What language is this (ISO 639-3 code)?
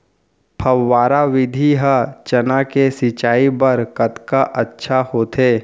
hne